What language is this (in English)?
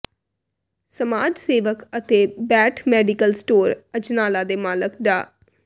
Punjabi